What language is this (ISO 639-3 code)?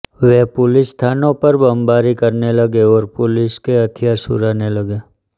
hin